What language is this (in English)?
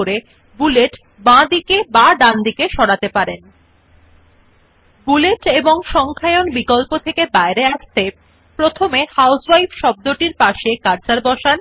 Bangla